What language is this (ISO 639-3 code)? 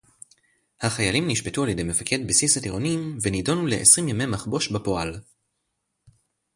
heb